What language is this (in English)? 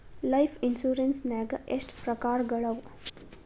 Kannada